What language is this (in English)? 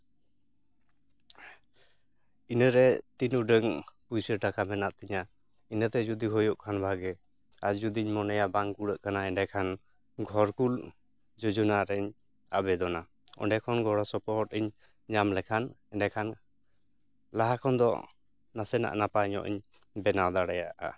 Santali